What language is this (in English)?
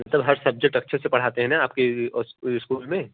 Hindi